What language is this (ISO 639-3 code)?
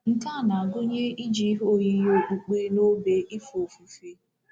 ibo